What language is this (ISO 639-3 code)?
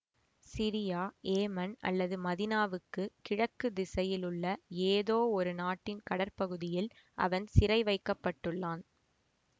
tam